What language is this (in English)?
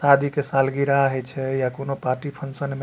Maithili